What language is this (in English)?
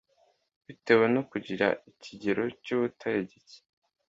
Kinyarwanda